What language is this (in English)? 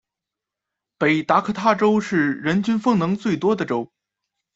Chinese